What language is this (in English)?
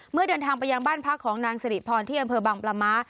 Thai